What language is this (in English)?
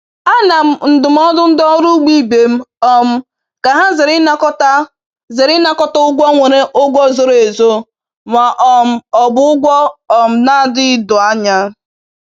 Igbo